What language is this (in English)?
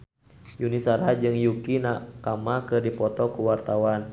Sundanese